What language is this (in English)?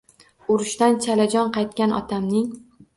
Uzbek